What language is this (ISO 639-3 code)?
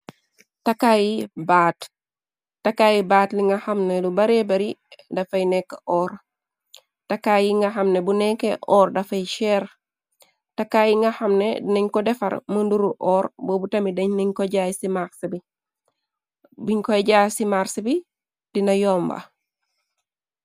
wol